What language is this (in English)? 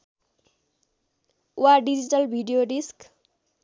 Nepali